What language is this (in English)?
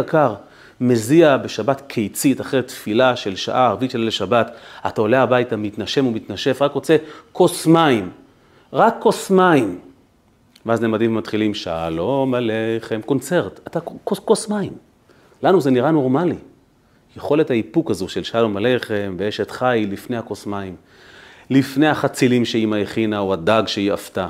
Hebrew